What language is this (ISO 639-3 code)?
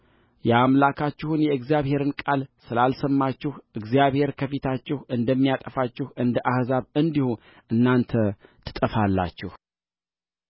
amh